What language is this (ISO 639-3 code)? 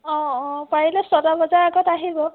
asm